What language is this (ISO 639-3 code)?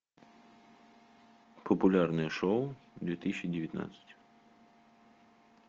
rus